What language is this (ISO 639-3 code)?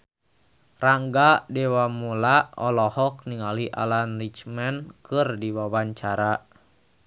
sun